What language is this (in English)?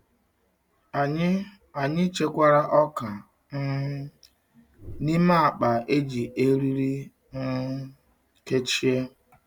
Igbo